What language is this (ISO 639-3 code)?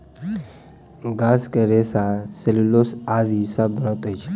mai